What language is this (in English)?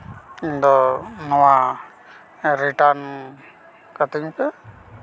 Santali